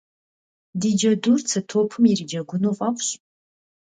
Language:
Kabardian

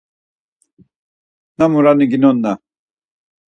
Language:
Laz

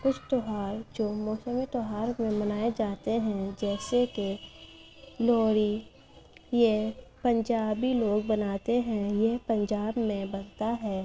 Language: Urdu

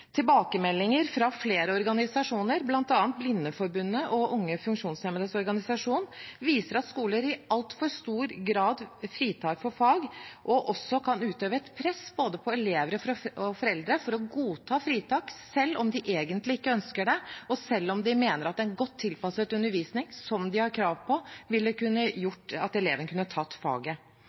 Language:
Norwegian Bokmål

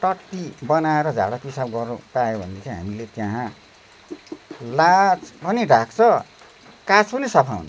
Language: Nepali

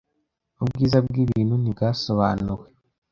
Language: Kinyarwanda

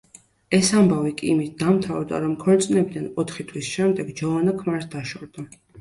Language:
Georgian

